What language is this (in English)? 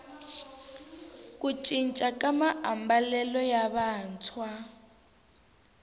Tsonga